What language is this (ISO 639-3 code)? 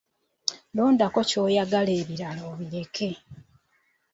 lug